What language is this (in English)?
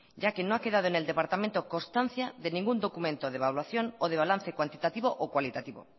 Spanish